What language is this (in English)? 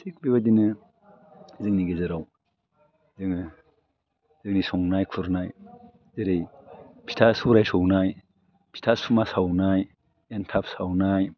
Bodo